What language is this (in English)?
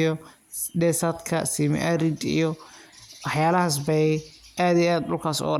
Somali